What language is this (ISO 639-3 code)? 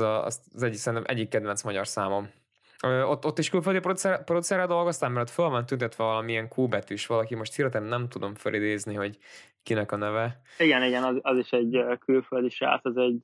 hun